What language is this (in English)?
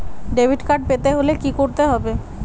Bangla